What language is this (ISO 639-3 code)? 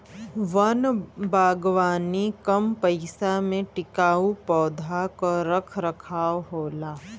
bho